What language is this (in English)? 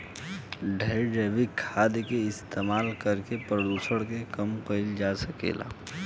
Bhojpuri